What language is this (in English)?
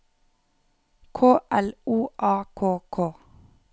Norwegian